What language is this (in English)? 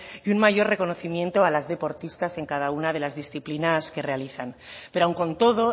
Spanish